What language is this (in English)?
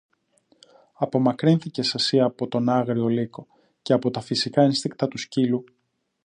Greek